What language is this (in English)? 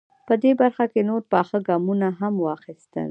Pashto